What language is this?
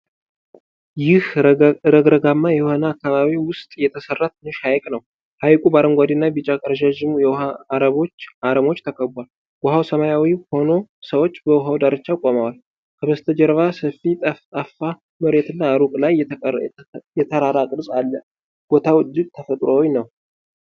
Amharic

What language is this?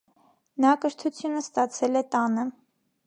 Armenian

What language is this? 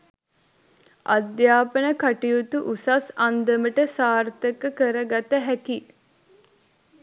Sinhala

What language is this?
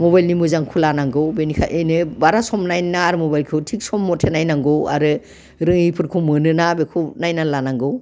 Bodo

